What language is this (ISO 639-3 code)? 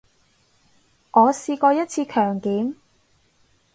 yue